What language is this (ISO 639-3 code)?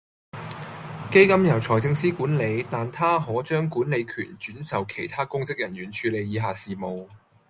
yue